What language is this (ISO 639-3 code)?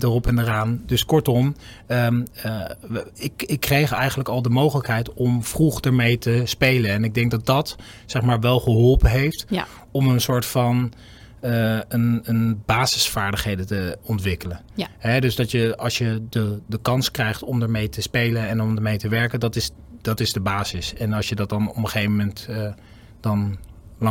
nld